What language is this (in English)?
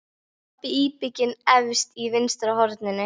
Icelandic